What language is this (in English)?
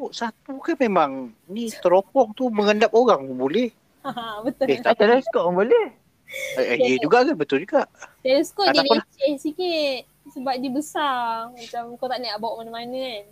Malay